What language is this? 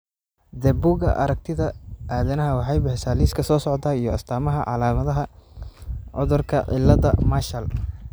Somali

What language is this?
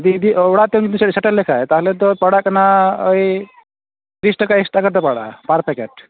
Santali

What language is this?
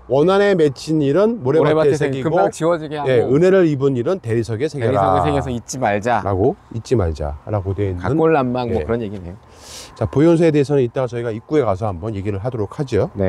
Korean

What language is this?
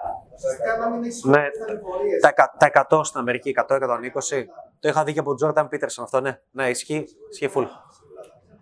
Greek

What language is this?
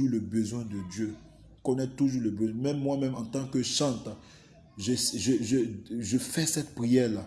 French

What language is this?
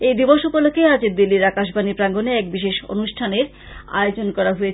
Bangla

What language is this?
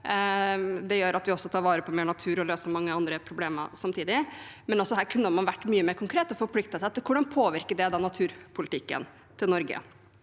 Norwegian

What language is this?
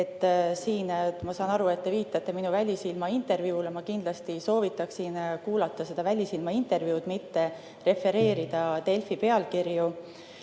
Estonian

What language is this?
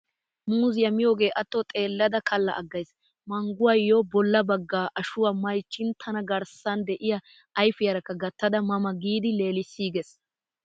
Wolaytta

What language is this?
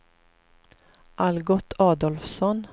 Swedish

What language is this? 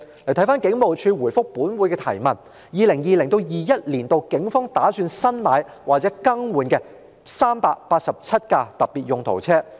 Cantonese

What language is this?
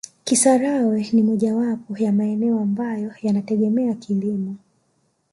Swahili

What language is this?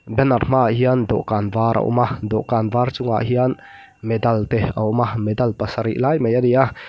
Mizo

